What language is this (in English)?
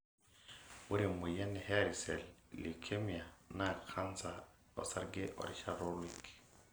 Masai